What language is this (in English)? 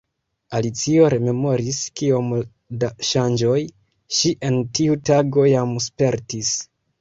Esperanto